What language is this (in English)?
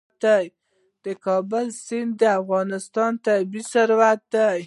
Pashto